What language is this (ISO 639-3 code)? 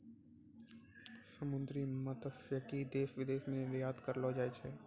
mai